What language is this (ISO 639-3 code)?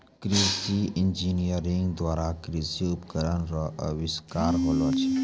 mai